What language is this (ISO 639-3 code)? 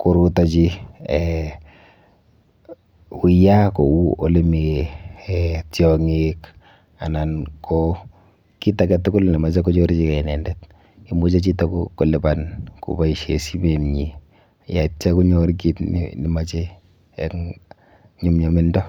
kln